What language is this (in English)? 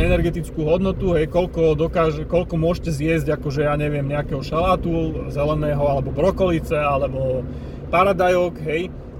Slovak